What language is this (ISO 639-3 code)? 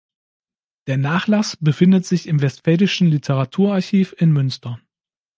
deu